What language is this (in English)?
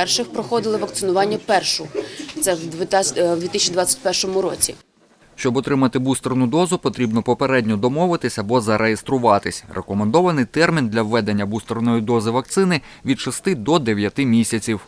Ukrainian